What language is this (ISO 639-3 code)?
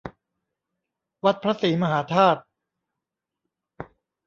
tha